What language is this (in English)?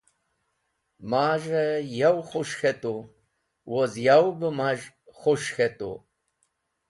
Wakhi